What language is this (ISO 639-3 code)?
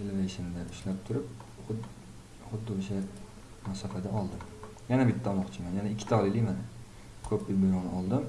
tur